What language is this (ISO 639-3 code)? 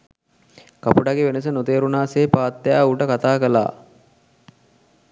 sin